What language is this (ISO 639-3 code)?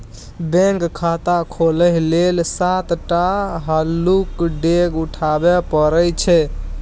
mai